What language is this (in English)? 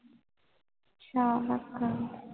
Punjabi